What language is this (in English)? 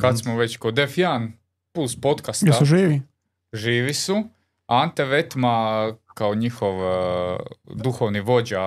Croatian